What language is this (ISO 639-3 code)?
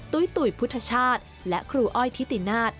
tha